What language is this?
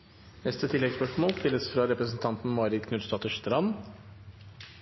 Norwegian Nynorsk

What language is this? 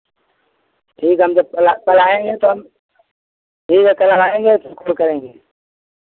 Hindi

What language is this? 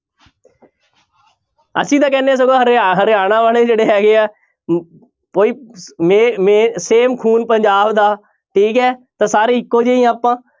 Punjabi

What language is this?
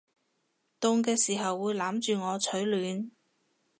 Cantonese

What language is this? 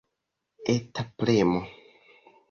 Esperanto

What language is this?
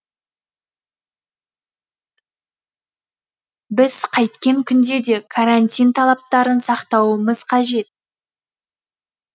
Kazakh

